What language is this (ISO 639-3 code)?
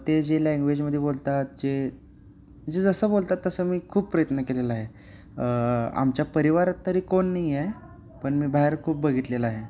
mar